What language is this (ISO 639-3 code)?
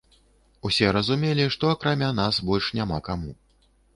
bel